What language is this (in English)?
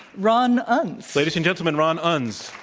English